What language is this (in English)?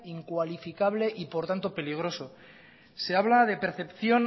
Spanish